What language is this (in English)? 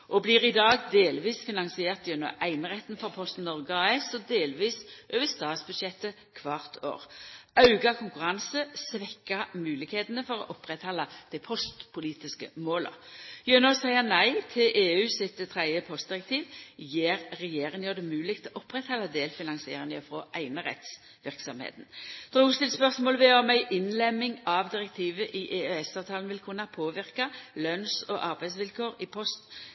Norwegian Nynorsk